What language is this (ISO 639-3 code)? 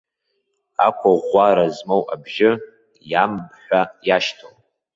abk